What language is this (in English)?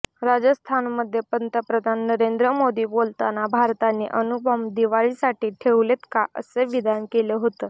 Marathi